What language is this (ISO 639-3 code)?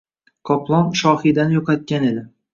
uzb